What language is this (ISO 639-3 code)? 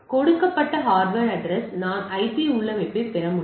tam